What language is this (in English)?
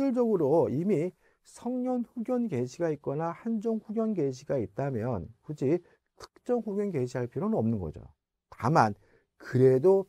Korean